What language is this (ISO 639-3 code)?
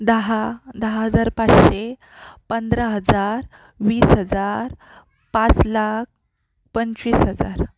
mar